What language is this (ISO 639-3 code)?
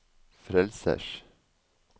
nor